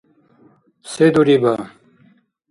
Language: Dargwa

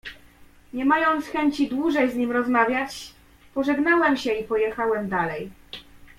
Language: Polish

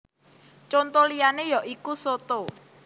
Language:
Javanese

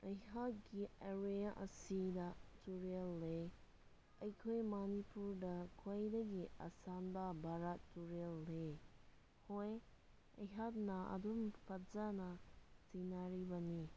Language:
Manipuri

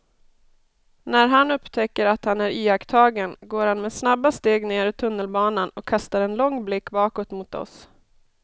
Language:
Swedish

